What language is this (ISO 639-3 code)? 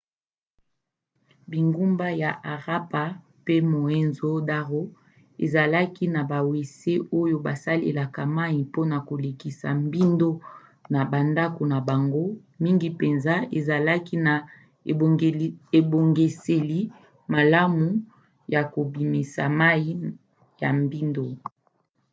lin